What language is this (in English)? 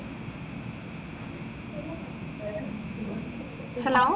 Malayalam